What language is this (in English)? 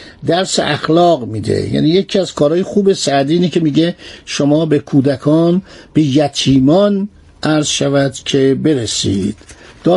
Persian